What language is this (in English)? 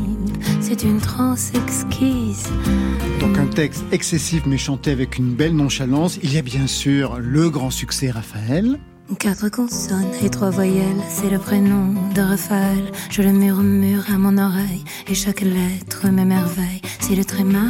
French